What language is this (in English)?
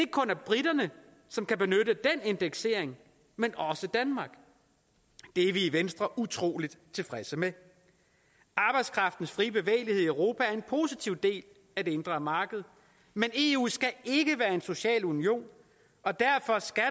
Danish